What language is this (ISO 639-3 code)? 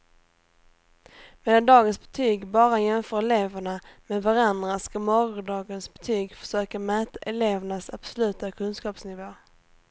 swe